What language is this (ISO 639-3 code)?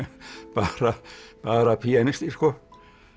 isl